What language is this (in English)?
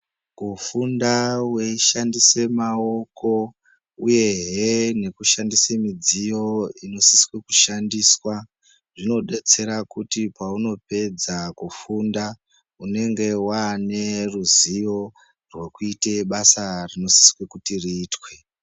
Ndau